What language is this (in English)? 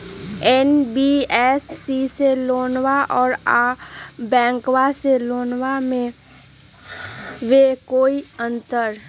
Magahi